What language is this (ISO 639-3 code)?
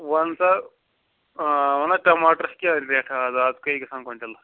kas